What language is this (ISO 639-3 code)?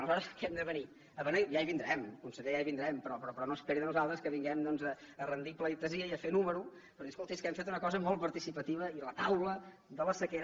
cat